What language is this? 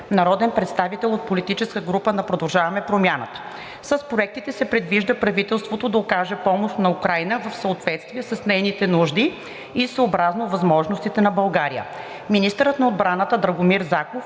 Bulgarian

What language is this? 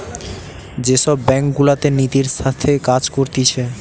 Bangla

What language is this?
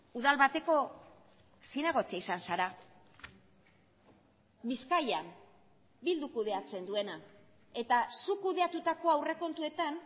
Basque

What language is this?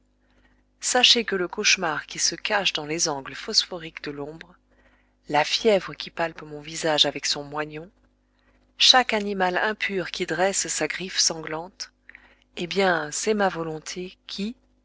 French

